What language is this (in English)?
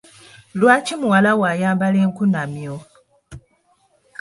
Ganda